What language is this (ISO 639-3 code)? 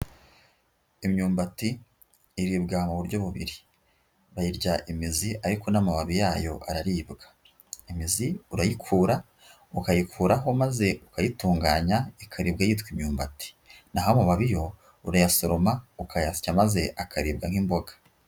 kin